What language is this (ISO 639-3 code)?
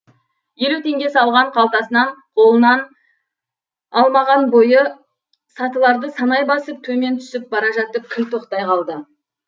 kaz